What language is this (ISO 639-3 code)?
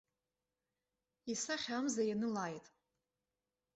abk